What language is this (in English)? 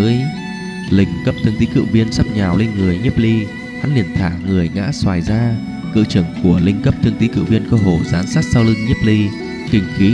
Vietnamese